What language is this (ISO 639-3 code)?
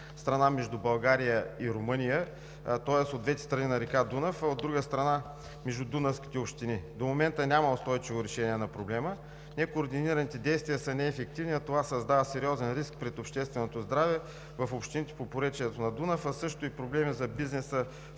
bul